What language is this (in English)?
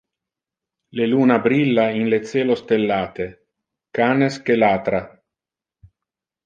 Interlingua